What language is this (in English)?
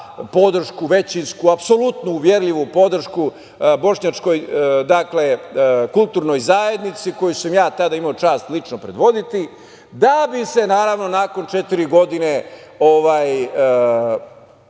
Serbian